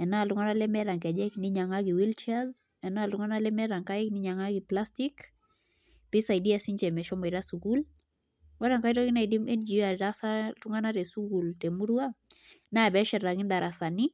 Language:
Masai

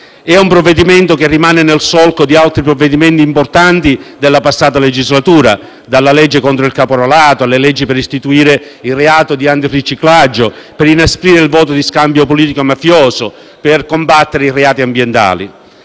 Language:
Italian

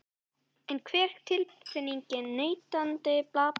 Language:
Icelandic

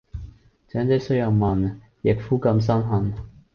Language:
Cantonese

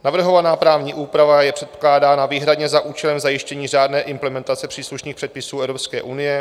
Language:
Czech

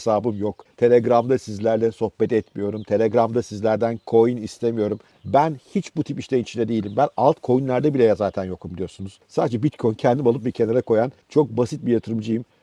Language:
Turkish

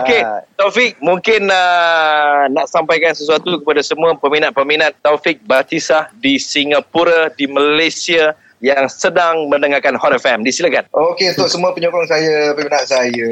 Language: Malay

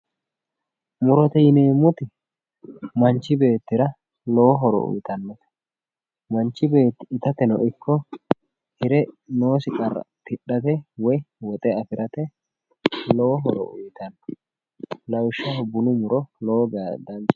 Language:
Sidamo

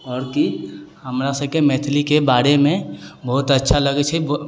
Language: Maithili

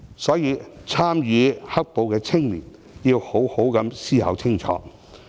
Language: Cantonese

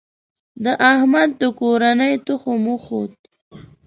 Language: Pashto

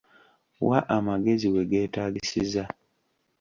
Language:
Ganda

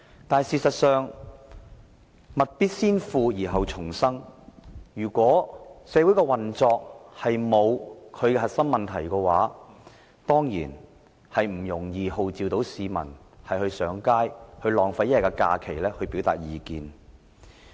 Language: Cantonese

